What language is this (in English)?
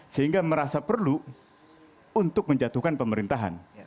Indonesian